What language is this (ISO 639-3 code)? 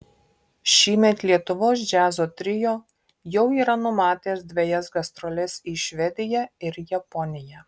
lit